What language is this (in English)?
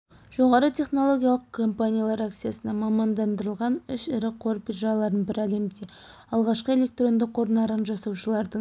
Kazakh